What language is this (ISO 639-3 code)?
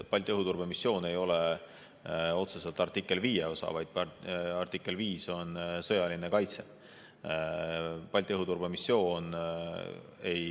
est